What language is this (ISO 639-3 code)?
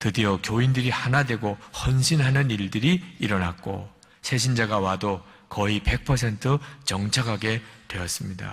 kor